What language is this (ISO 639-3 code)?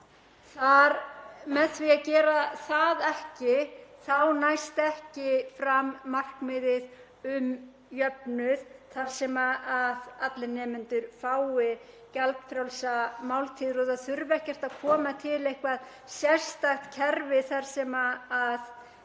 isl